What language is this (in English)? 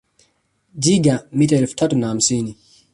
Swahili